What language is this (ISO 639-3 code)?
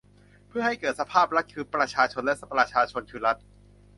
tha